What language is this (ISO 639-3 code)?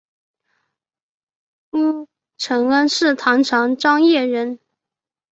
zho